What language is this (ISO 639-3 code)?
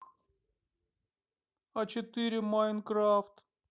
rus